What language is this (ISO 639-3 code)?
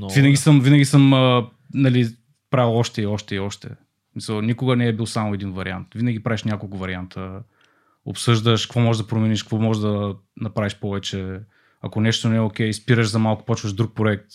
bul